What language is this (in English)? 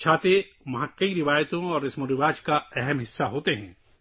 Urdu